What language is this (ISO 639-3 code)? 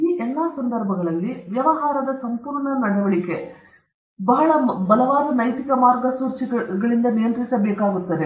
kan